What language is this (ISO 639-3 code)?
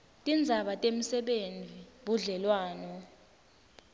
ssw